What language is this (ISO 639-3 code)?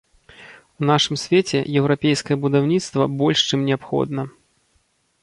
bel